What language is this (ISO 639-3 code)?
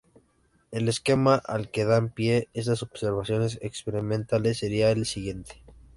spa